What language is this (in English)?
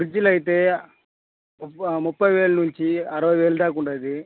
Telugu